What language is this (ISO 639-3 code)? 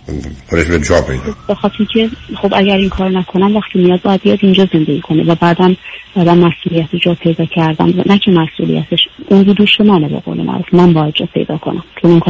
fas